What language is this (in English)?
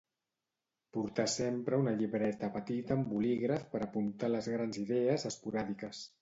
Catalan